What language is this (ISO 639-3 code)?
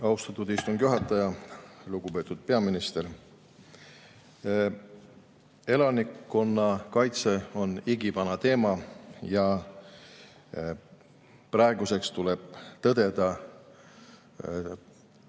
est